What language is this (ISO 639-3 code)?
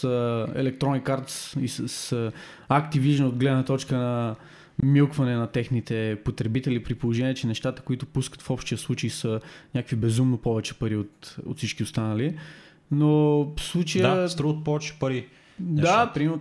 bul